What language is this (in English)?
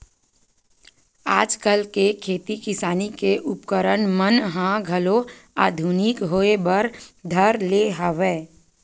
Chhattisgarhi